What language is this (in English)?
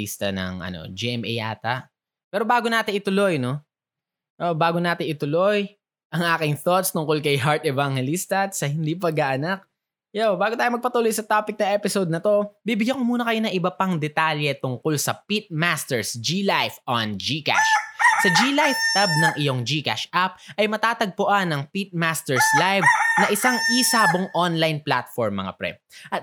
Filipino